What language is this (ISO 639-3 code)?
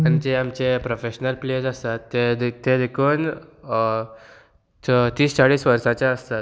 kok